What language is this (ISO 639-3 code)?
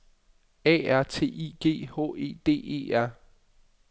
dan